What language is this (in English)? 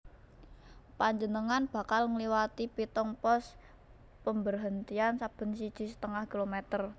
Javanese